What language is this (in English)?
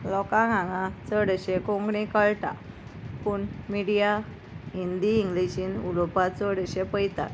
Konkani